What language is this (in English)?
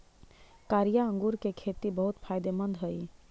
Magahi